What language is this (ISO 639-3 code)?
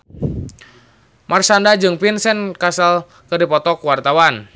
sun